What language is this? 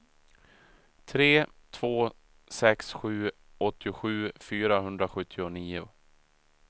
Swedish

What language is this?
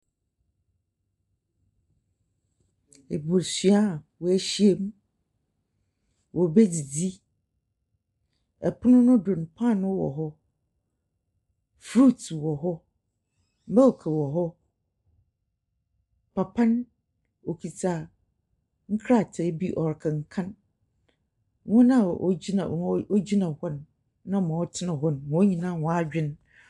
Akan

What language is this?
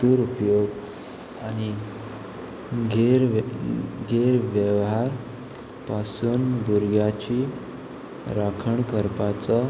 Konkani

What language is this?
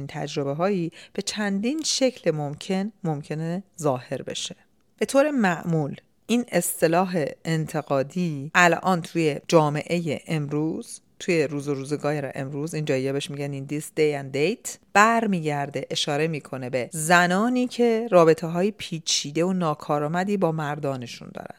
Persian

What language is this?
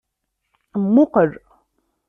Kabyle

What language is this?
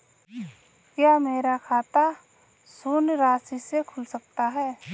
Hindi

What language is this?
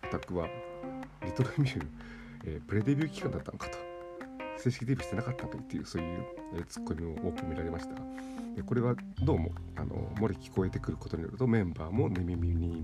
Japanese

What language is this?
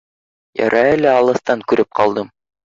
Bashkir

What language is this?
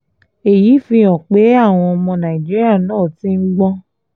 Yoruba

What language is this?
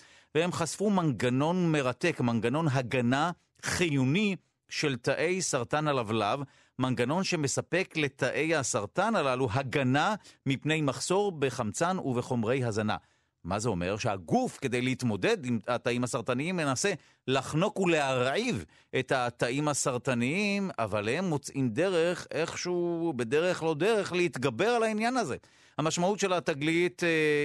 Hebrew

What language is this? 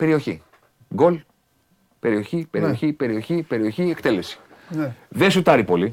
Greek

